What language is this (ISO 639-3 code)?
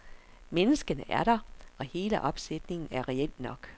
dan